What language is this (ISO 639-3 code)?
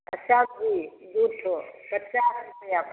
mai